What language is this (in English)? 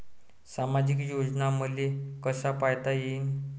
Marathi